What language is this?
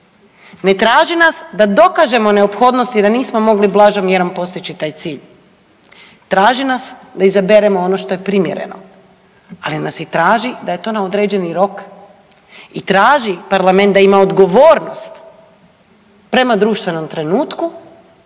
Croatian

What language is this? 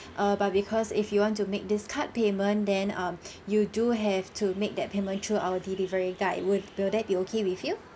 English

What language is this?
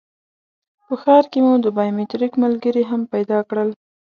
Pashto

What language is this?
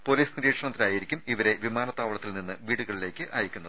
Malayalam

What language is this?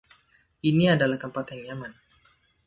Indonesian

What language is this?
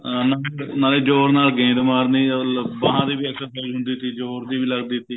Punjabi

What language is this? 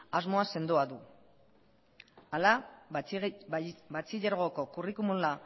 Basque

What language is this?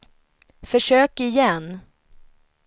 Swedish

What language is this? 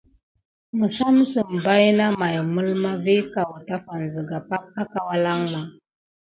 Gidar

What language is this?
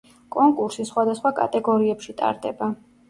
Georgian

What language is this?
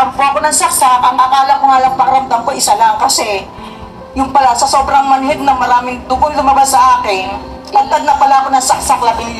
Filipino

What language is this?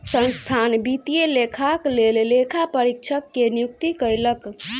Maithili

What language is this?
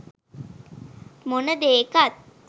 Sinhala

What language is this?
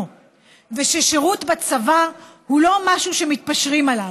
Hebrew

